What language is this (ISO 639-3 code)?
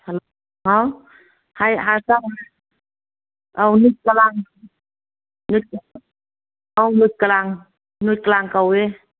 mni